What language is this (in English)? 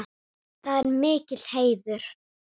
Icelandic